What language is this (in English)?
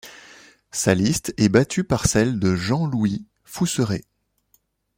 French